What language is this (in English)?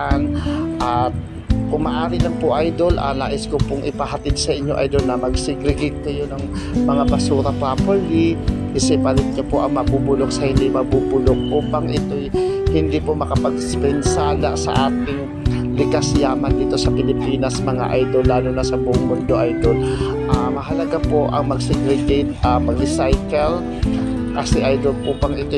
Filipino